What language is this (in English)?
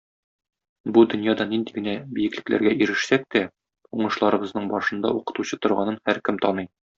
Tatar